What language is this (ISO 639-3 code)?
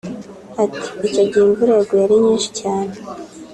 kin